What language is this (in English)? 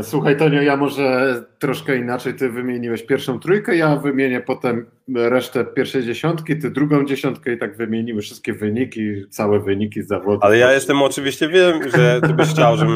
Polish